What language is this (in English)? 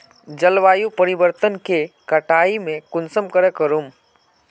Magahi